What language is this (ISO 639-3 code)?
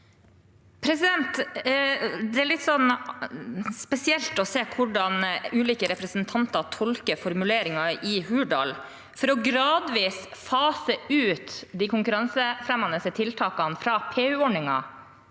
nor